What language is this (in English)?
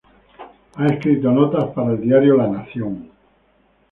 Spanish